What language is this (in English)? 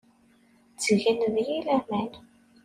Kabyle